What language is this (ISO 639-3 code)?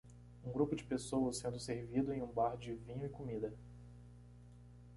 por